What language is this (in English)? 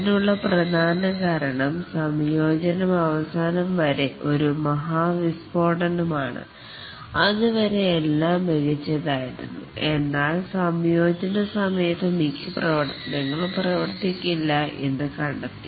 Malayalam